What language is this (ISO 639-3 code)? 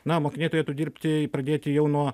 lit